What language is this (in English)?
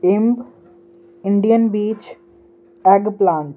Punjabi